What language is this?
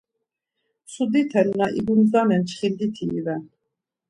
Laz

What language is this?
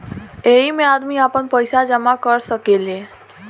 Bhojpuri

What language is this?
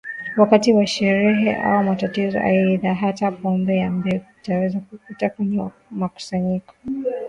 Swahili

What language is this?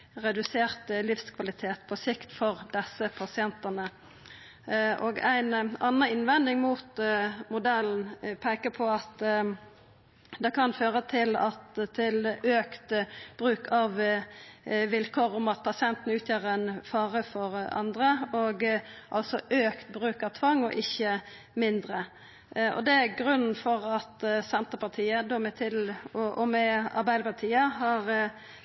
Norwegian Nynorsk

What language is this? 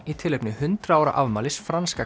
Icelandic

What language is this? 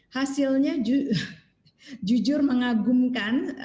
Indonesian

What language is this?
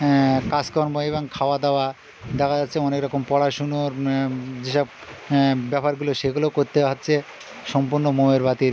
Bangla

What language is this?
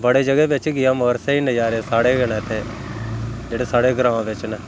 Dogri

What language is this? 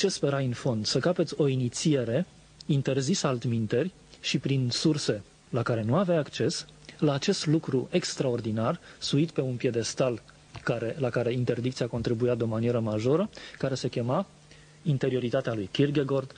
Romanian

